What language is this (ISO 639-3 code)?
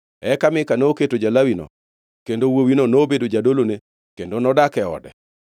luo